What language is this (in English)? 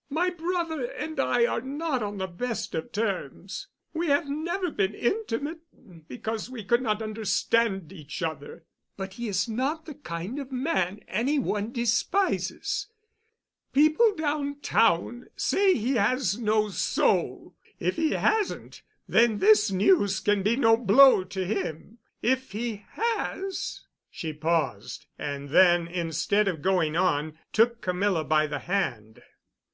English